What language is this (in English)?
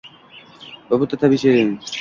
Uzbek